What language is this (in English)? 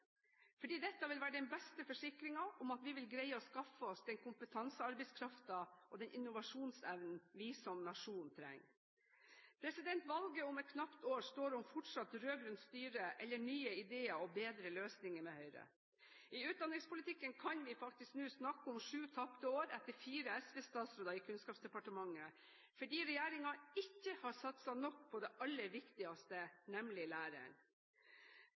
Norwegian Bokmål